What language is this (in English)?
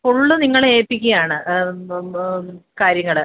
Malayalam